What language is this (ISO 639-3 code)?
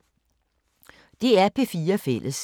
dan